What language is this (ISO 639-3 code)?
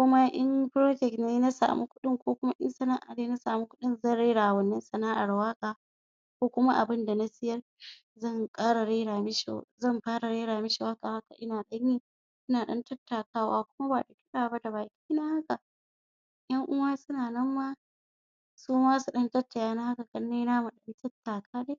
hau